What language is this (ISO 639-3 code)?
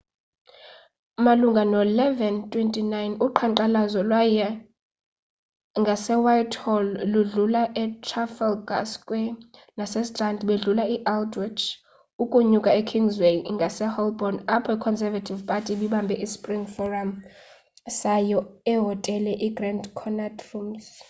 xho